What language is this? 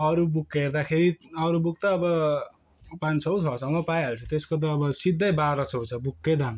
Nepali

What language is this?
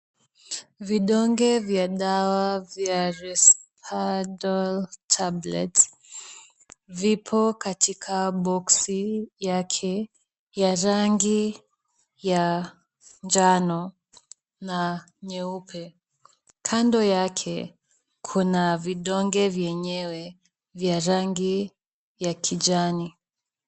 Swahili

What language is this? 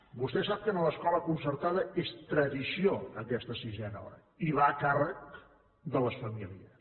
Catalan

